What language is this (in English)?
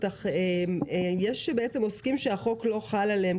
Hebrew